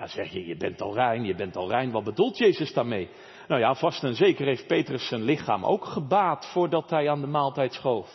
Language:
Dutch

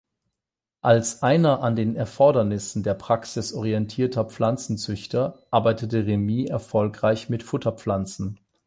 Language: German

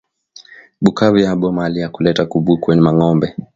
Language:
Swahili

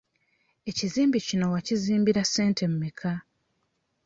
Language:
Ganda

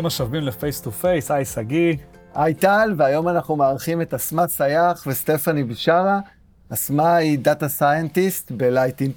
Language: Hebrew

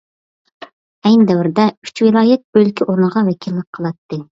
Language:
Uyghur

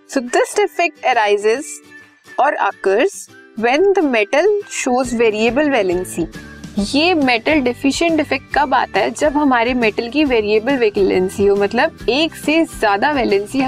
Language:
Hindi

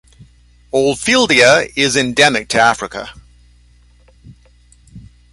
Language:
English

